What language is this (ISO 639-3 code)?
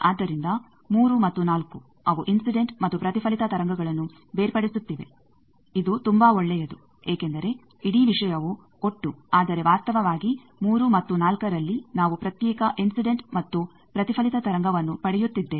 kan